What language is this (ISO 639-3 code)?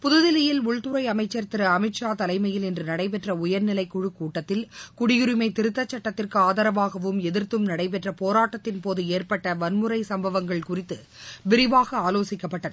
tam